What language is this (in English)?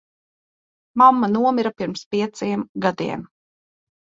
Latvian